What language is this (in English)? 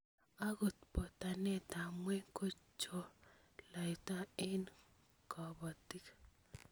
Kalenjin